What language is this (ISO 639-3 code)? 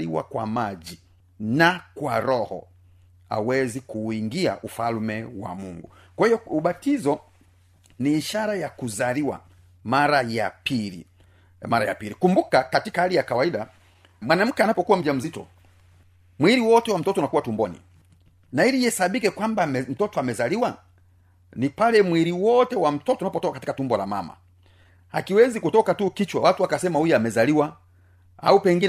swa